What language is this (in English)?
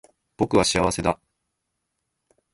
Japanese